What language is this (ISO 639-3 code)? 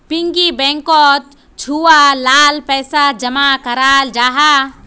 mag